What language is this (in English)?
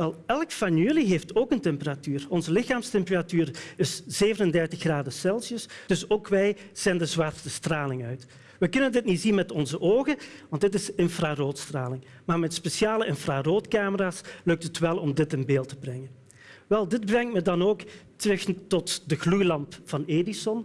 Dutch